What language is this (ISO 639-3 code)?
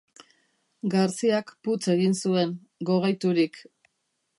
eus